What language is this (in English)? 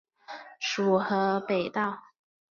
Chinese